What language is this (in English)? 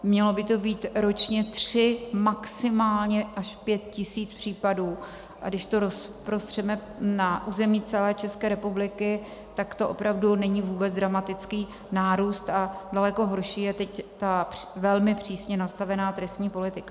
Czech